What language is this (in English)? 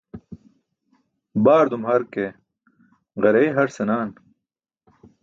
Burushaski